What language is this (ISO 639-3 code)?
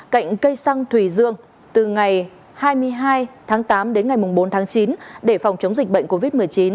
vie